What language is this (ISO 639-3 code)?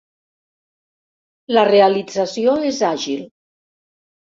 cat